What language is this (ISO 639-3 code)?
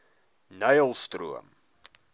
afr